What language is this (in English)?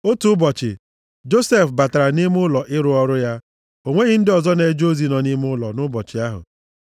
Igbo